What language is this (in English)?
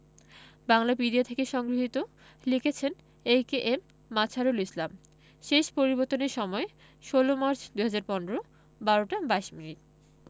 Bangla